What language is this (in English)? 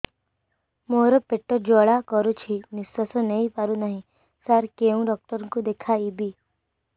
Odia